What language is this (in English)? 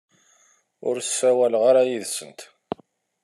Kabyle